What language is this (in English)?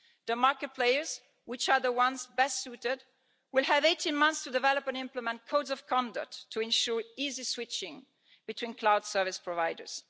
English